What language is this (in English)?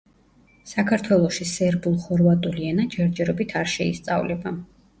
Georgian